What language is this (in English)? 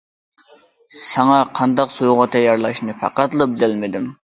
Uyghur